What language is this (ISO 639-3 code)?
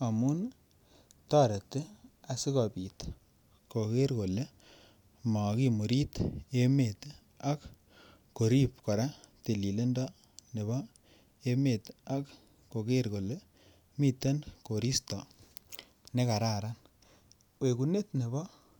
kln